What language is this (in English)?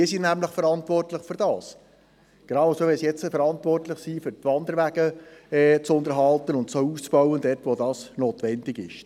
Swiss German